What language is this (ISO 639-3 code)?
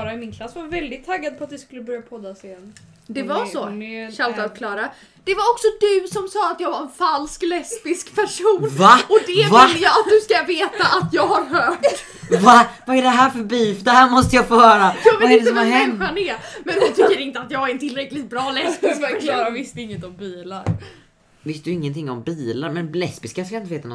swe